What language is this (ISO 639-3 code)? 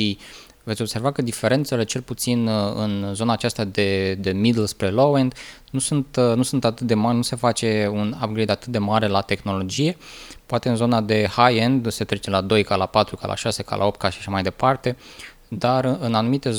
ron